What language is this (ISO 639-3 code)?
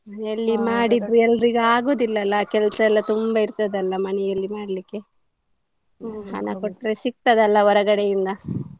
kan